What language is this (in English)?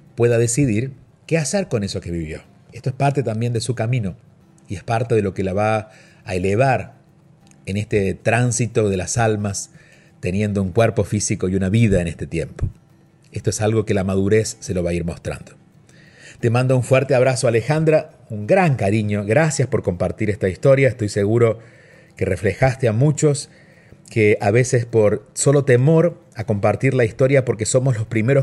Spanish